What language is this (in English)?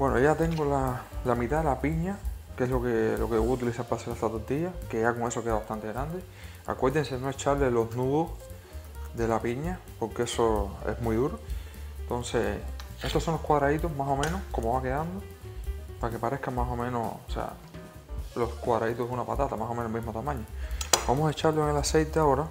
Spanish